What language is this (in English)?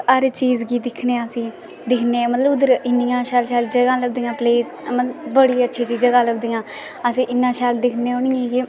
Dogri